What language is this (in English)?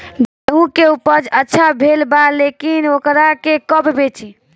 Bhojpuri